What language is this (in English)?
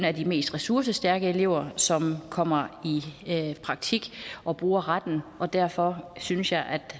Danish